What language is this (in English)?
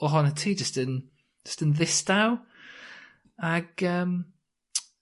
Welsh